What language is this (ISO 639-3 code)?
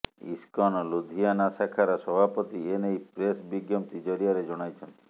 ori